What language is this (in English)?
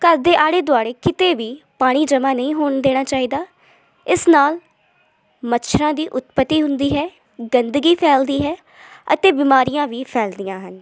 Punjabi